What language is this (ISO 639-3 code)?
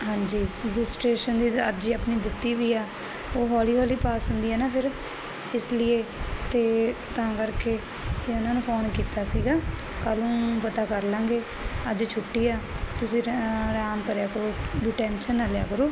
pan